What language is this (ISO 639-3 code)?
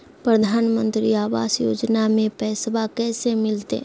mag